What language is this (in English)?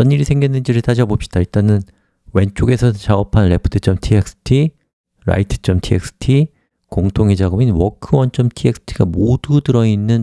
Korean